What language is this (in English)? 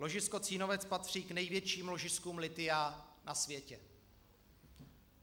Czech